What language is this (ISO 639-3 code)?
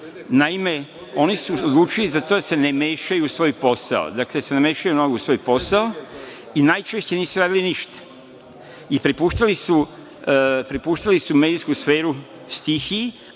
srp